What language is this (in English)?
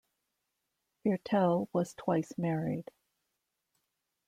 English